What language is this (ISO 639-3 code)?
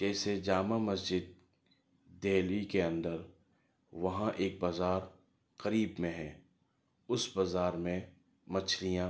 urd